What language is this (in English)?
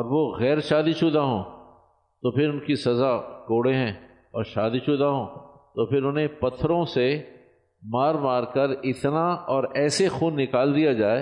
Urdu